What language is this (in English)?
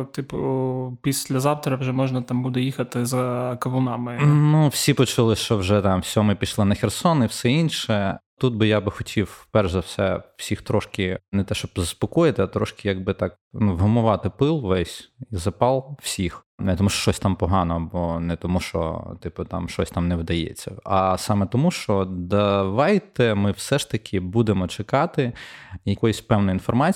Ukrainian